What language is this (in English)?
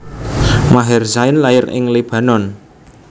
Javanese